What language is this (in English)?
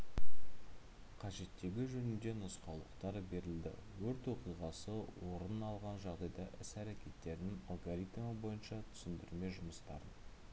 Kazakh